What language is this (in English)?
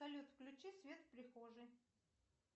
Russian